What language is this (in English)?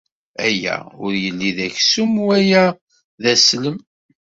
Kabyle